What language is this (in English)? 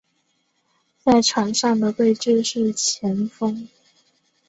Chinese